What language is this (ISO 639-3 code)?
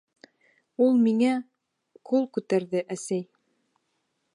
bak